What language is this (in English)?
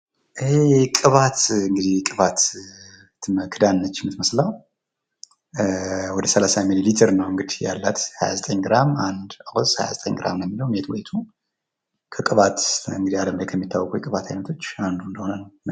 Amharic